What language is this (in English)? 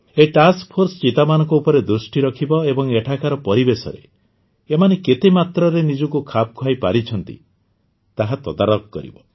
Odia